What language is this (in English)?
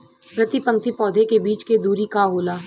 Bhojpuri